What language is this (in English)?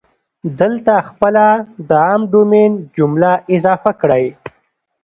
Pashto